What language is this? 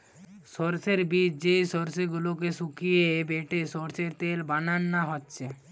Bangla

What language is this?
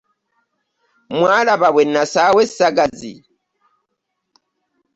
Ganda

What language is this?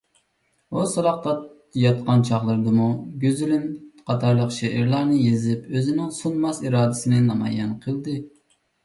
Uyghur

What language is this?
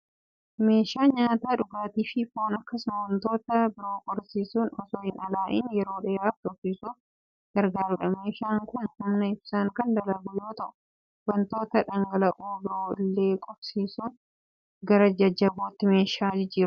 Oromo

